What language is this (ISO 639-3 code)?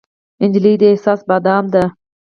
pus